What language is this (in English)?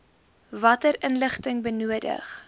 Afrikaans